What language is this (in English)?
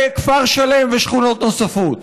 Hebrew